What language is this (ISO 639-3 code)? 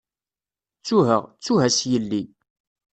kab